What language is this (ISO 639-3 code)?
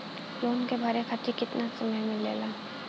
bho